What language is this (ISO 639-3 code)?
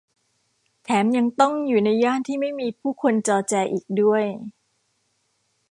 tha